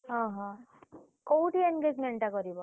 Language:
Odia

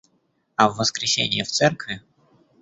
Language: Russian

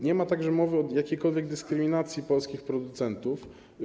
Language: Polish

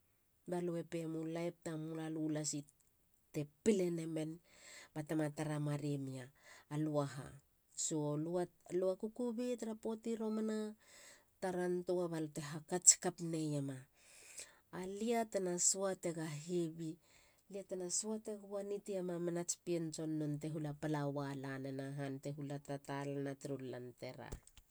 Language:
Halia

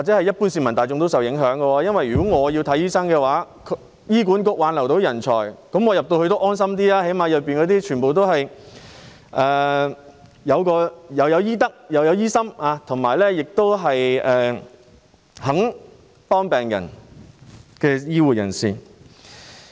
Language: Cantonese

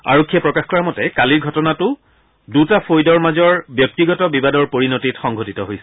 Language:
Assamese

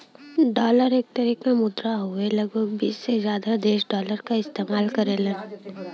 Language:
Bhojpuri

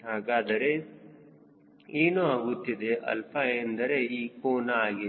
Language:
Kannada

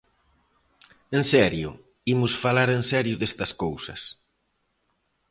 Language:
Galician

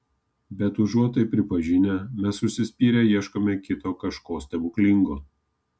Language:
Lithuanian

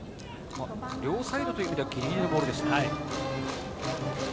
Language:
Japanese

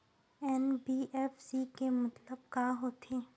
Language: Chhattisgarhi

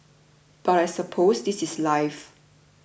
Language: English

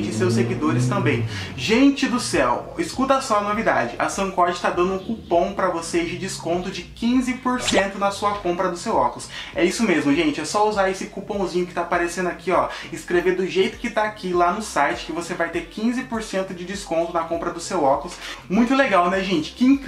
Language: Portuguese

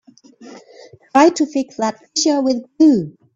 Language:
English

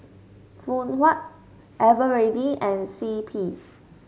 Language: English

